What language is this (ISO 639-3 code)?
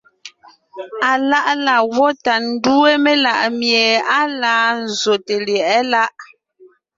nnh